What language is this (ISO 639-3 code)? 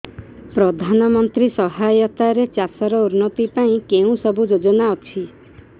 ori